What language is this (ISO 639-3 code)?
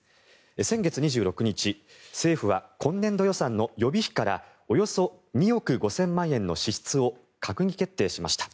jpn